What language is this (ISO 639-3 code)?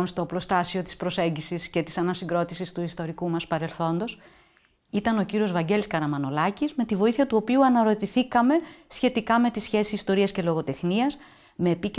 ell